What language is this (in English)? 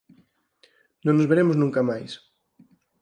Galician